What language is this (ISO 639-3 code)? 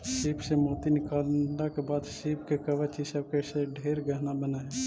mag